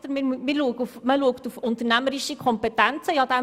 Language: Swiss German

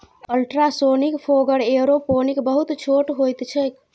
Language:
Maithili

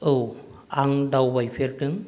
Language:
Bodo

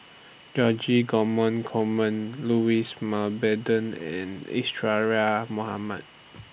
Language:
English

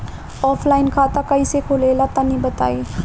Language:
Bhojpuri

